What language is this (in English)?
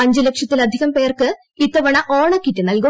Malayalam